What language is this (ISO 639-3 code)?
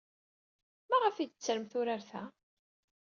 kab